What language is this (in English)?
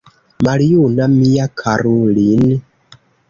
Esperanto